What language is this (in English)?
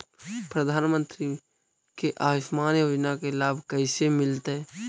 Magahi